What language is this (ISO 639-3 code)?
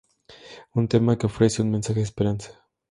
spa